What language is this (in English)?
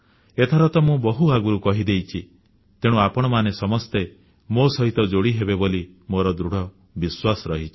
Odia